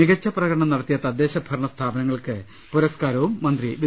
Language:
Malayalam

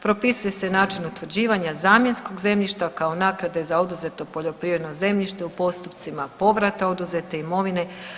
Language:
Croatian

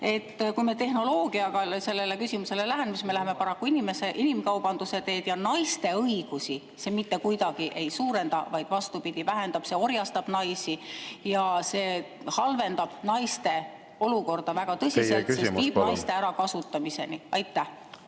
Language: Estonian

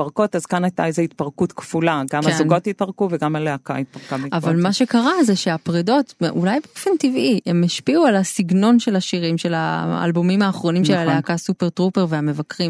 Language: Hebrew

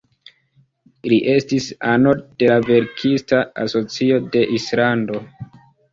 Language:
Esperanto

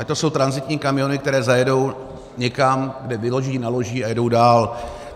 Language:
Czech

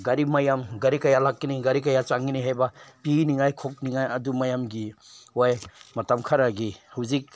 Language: Manipuri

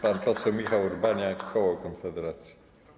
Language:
Polish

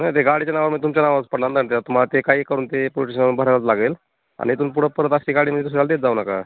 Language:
Marathi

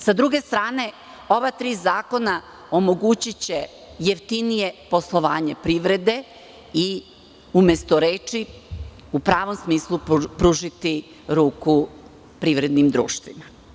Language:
Serbian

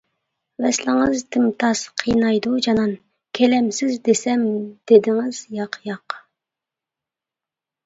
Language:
Uyghur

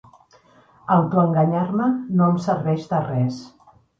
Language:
Catalan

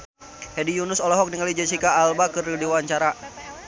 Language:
Sundanese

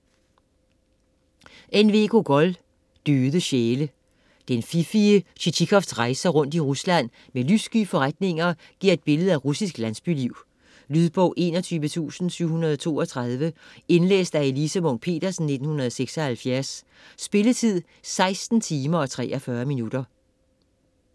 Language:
Danish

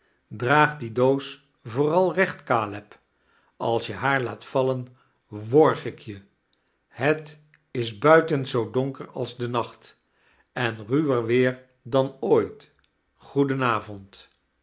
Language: Dutch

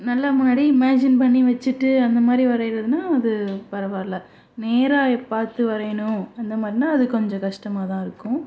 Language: Tamil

